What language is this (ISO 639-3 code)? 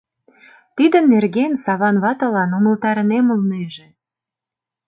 chm